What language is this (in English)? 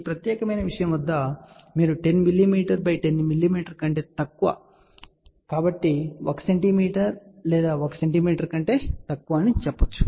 Telugu